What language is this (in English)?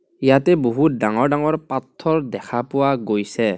Assamese